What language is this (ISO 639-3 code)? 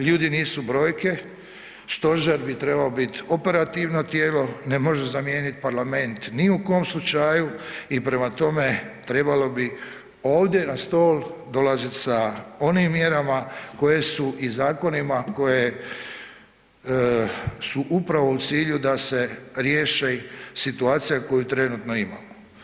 hrv